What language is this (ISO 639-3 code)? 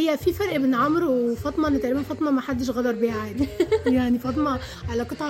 ara